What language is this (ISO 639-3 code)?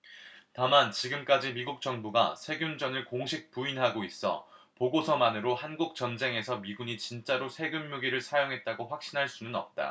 kor